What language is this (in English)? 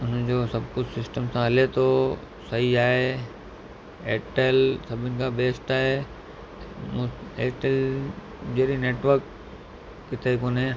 Sindhi